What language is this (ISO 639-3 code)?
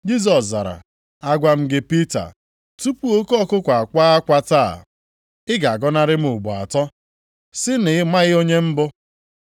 ibo